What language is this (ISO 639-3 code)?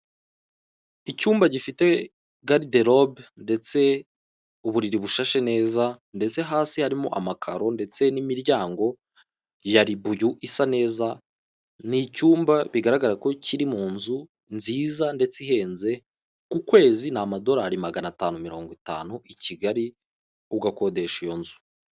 kin